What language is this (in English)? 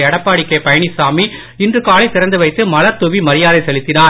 Tamil